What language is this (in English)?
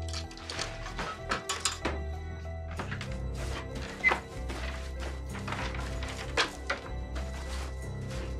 Arabic